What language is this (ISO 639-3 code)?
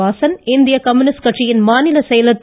tam